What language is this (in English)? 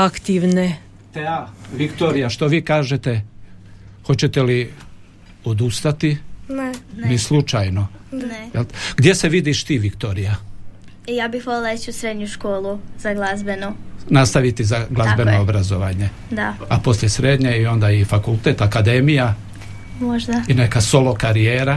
Croatian